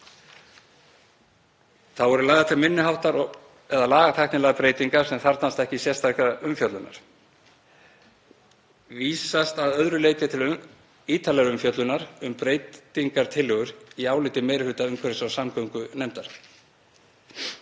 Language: Icelandic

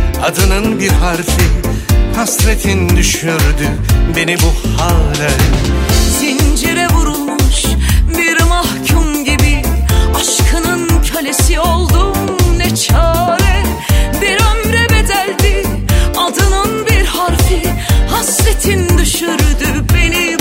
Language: Turkish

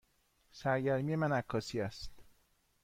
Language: Persian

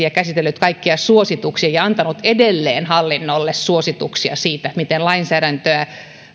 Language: Finnish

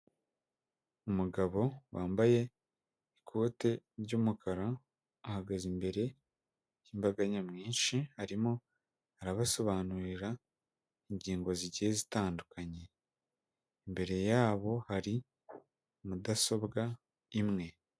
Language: Kinyarwanda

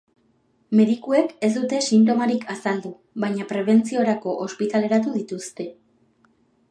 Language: Basque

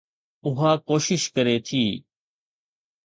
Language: Sindhi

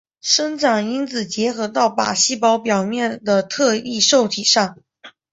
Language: Chinese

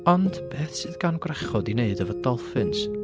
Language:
Welsh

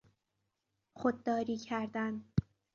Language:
Persian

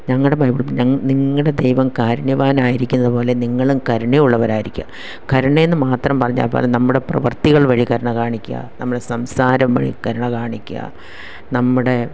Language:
Malayalam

